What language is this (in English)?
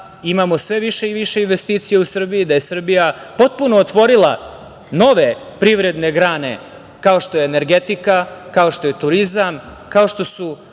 Serbian